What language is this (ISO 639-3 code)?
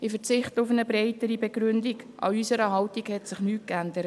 gsw